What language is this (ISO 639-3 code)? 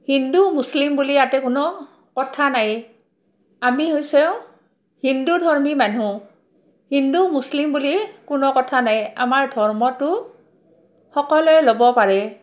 asm